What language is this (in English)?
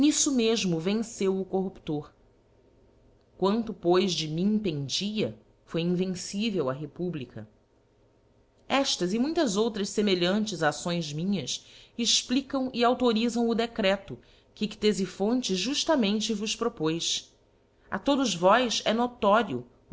Portuguese